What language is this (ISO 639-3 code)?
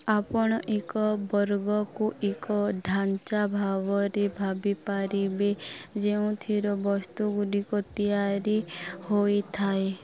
ori